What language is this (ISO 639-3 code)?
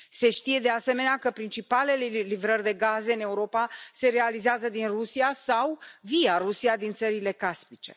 ron